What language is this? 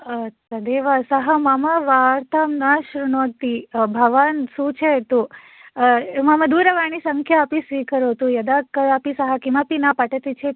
Sanskrit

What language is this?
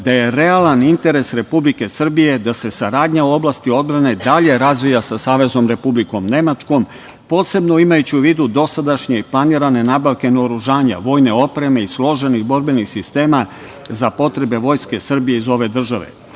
Serbian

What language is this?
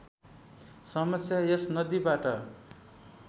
Nepali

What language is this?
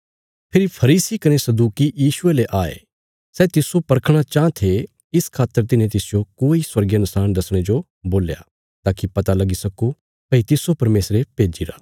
Bilaspuri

